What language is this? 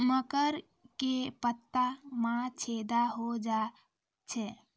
Maithili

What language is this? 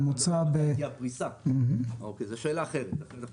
Hebrew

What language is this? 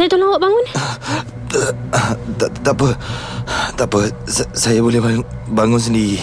Malay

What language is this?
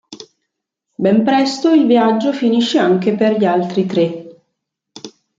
Italian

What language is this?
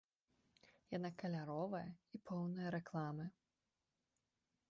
Belarusian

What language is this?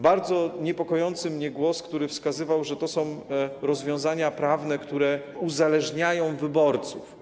Polish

